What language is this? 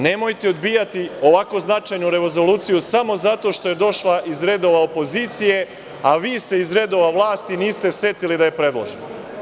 Serbian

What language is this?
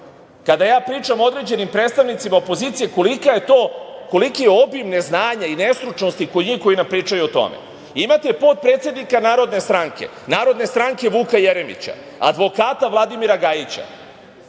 Serbian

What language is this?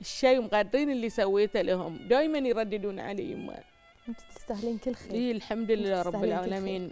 Arabic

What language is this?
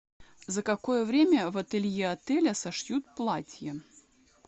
Russian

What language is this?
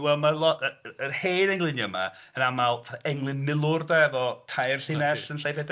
Welsh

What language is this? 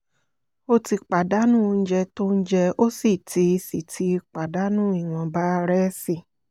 Yoruba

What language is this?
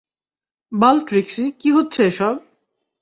Bangla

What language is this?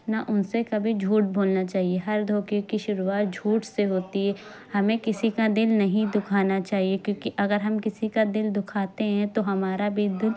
Urdu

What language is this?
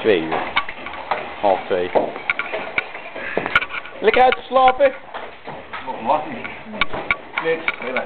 Dutch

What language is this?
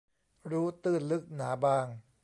Thai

